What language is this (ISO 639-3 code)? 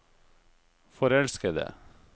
nor